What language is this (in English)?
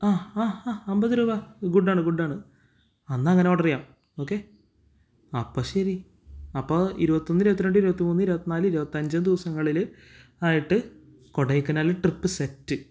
Malayalam